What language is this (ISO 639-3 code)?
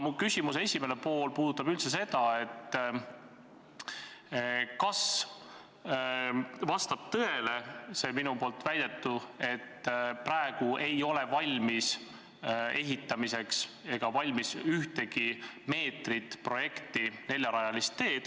est